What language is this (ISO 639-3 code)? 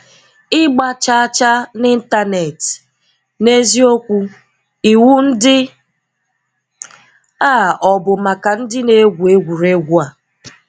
ibo